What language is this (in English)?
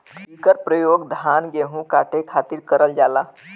Bhojpuri